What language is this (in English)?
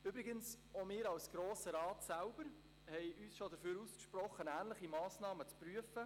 Swiss German